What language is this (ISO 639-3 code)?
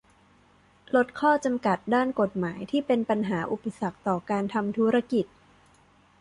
tha